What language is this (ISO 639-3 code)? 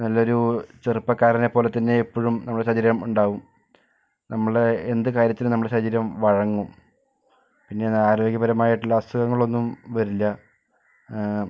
mal